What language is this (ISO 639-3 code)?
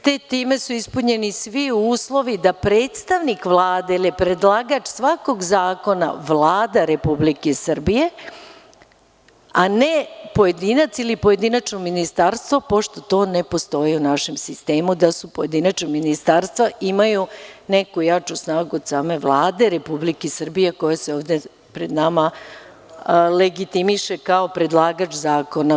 srp